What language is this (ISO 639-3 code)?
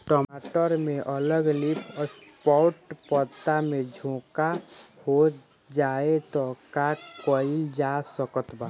bho